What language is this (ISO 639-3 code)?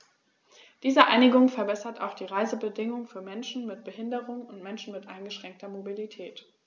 deu